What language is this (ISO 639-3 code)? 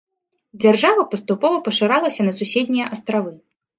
bel